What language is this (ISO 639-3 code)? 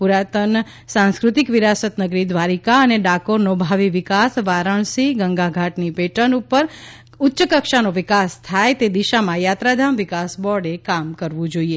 guj